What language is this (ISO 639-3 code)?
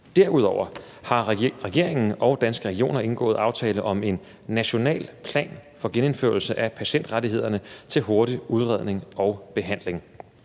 dan